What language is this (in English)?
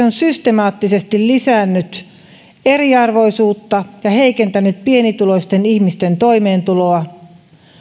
Finnish